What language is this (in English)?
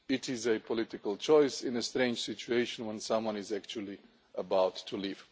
English